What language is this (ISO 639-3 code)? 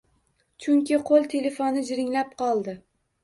uzb